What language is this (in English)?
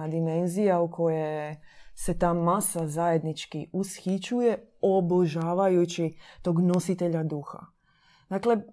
Croatian